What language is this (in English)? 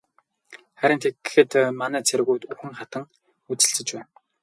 Mongolian